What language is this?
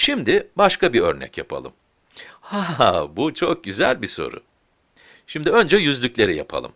Turkish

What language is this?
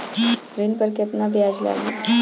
Bhojpuri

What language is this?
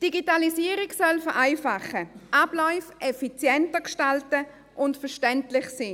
Swiss German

